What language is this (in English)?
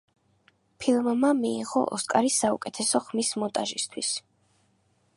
Georgian